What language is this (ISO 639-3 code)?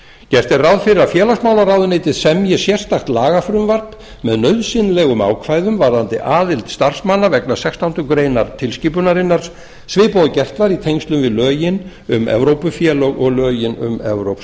isl